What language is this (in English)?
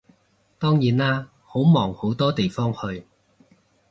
Cantonese